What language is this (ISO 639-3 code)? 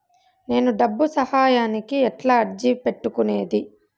tel